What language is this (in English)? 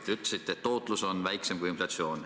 Estonian